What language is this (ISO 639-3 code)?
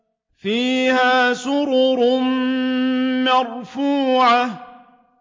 ara